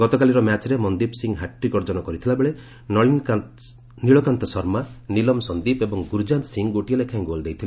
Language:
Odia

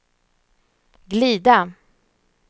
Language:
Swedish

